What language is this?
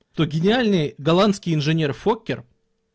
Russian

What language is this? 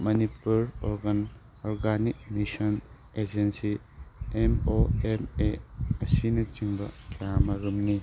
Manipuri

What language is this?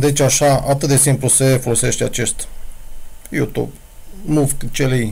Romanian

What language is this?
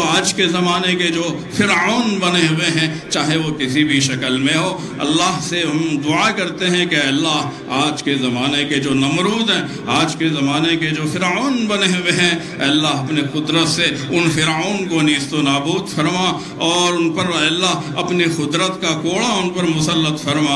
Arabic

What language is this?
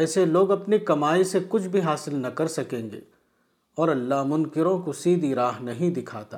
Urdu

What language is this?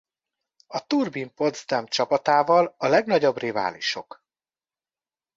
Hungarian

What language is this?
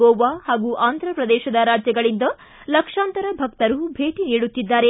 Kannada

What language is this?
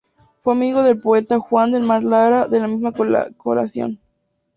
Spanish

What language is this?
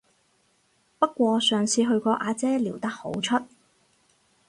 Cantonese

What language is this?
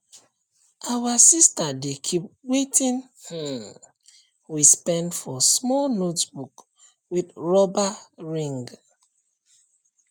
Nigerian Pidgin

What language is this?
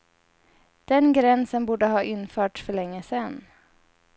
Swedish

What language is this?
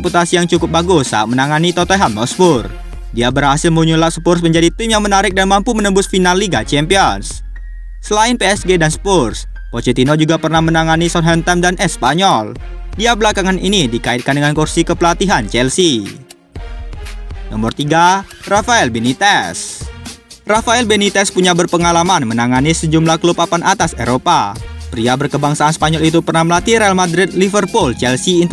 Indonesian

